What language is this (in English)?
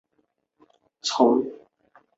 Chinese